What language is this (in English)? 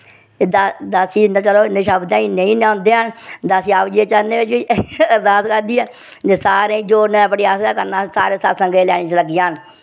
Dogri